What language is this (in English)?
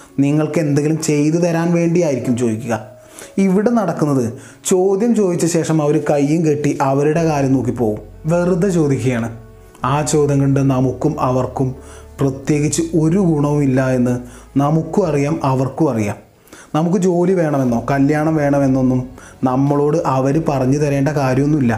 Malayalam